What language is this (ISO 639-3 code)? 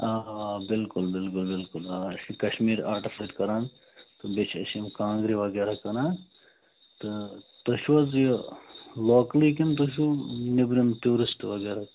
kas